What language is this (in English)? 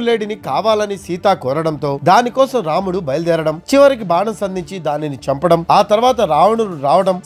Telugu